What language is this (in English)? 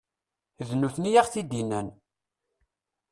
Kabyle